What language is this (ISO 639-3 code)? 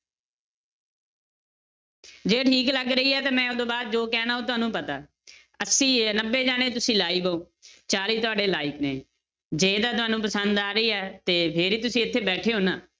pan